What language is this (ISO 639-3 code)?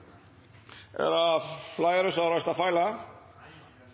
nno